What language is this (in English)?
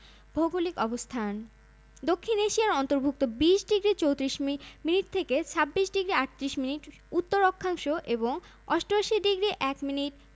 Bangla